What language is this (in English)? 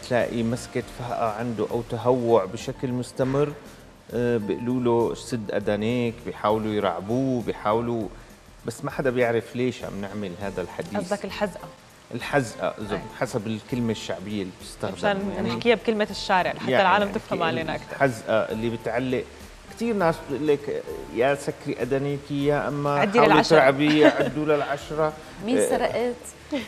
Arabic